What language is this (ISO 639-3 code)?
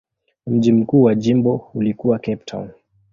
swa